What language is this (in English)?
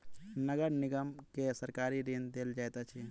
Maithili